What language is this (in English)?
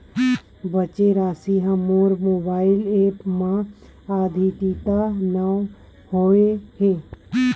Chhattisgarhi